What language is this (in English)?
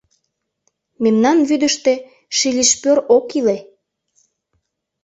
Mari